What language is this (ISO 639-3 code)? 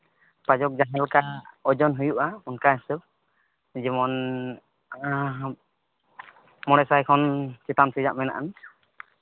sat